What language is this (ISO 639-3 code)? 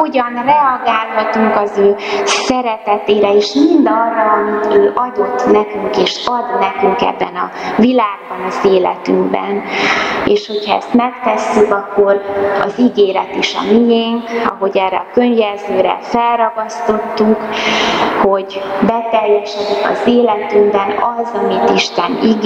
hun